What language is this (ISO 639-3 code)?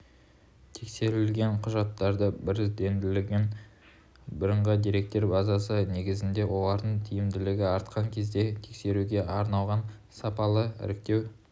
kaz